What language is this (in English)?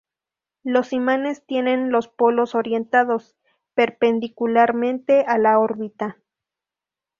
Spanish